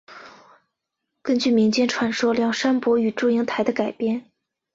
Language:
Chinese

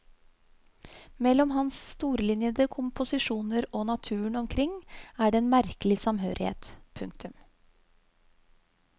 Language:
Norwegian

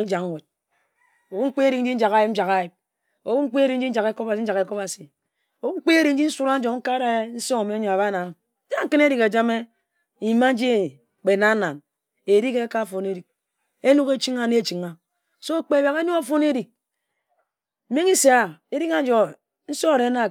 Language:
Ejagham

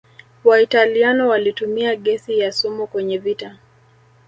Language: Swahili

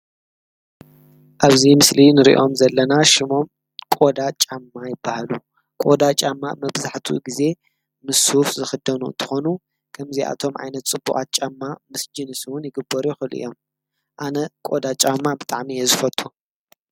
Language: Tigrinya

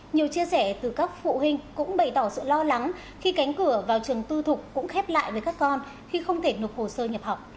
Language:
Vietnamese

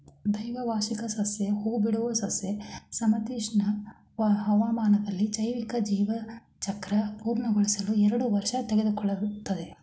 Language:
Kannada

